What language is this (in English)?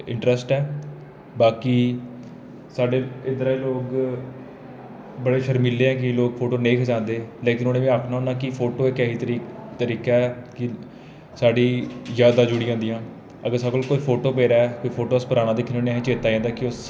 Dogri